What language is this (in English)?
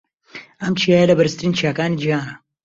Central Kurdish